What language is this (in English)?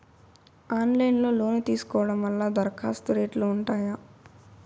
Telugu